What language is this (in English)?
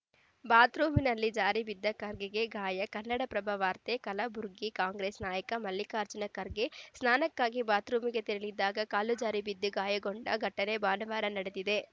Kannada